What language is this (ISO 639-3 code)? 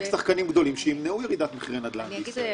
heb